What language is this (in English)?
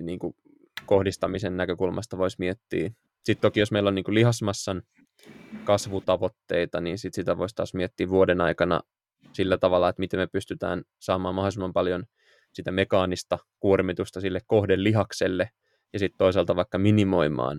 Finnish